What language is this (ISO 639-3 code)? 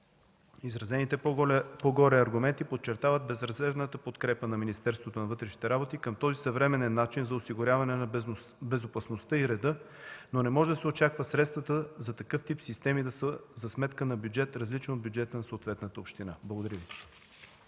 bul